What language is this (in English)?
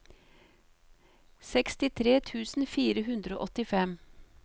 Norwegian